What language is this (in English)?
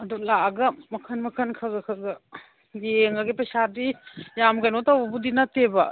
Manipuri